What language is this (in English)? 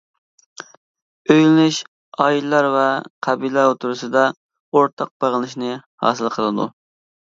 Uyghur